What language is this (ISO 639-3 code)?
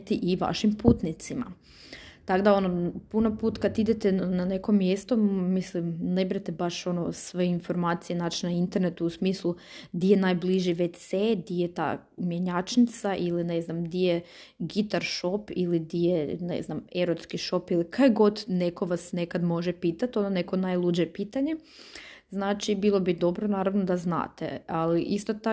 hrv